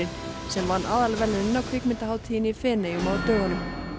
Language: Icelandic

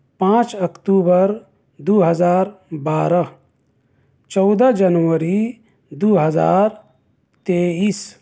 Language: Urdu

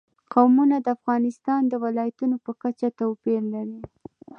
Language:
Pashto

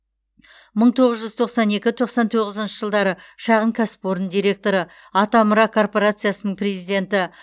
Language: Kazakh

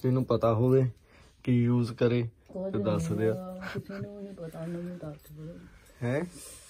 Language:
Punjabi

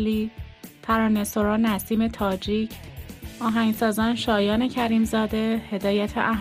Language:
Persian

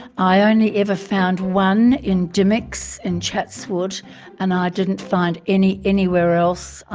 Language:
English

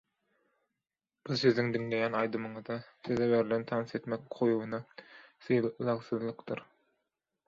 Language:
Turkmen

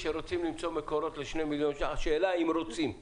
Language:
Hebrew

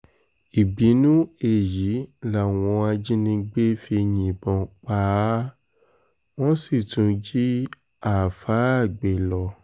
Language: Yoruba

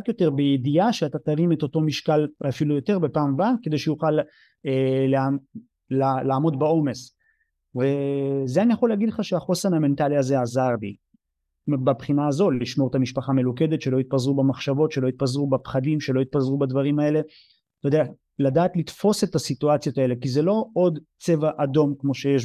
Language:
Hebrew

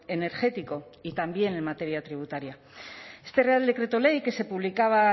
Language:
Spanish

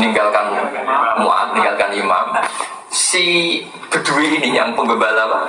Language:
Indonesian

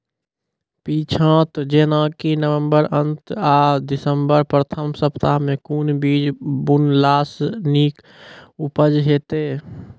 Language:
Maithili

